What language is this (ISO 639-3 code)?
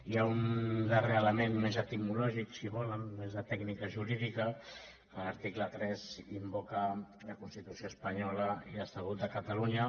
cat